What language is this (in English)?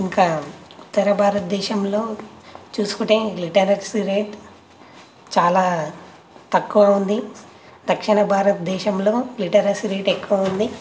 Telugu